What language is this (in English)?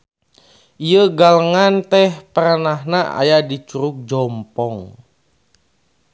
Sundanese